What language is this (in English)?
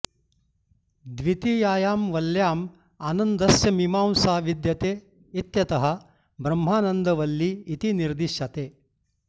Sanskrit